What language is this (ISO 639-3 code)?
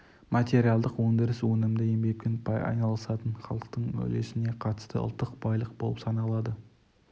kaz